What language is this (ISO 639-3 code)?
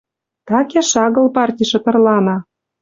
mrj